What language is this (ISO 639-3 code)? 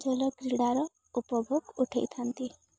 ori